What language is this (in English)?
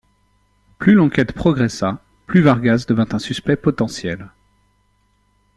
French